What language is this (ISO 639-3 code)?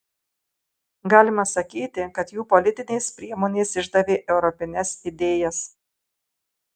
lit